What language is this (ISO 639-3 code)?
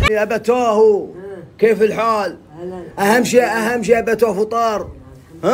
ara